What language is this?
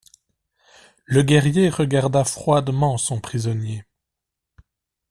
French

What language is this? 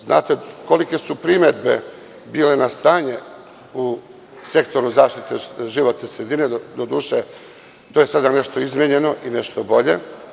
Serbian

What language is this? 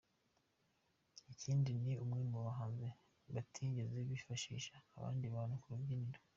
Kinyarwanda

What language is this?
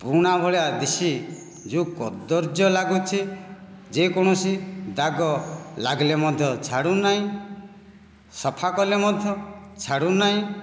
Odia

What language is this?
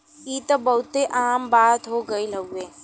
Bhojpuri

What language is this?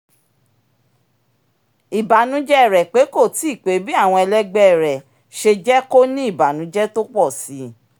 Yoruba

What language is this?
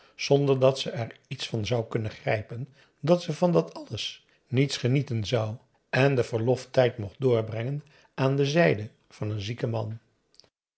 Dutch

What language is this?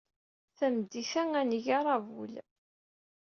Kabyle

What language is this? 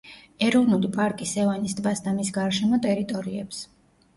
Georgian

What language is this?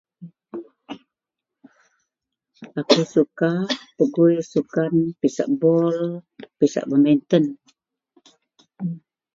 Central Melanau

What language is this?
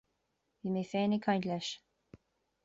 Irish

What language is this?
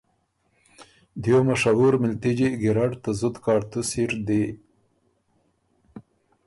Ormuri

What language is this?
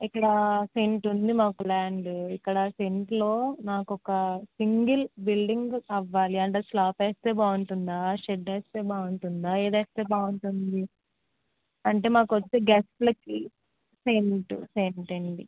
Telugu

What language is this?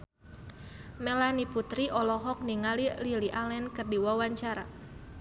Sundanese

